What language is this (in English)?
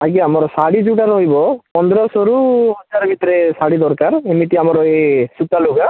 Odia